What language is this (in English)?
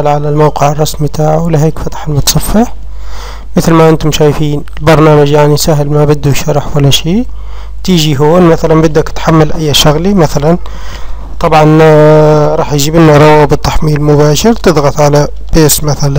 Arabic